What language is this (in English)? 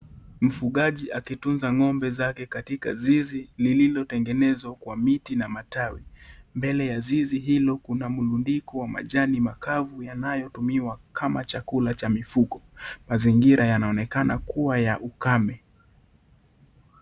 Swahili